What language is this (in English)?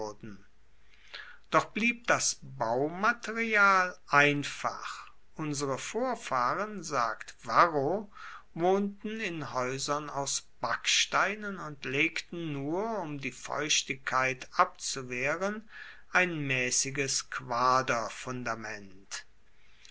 German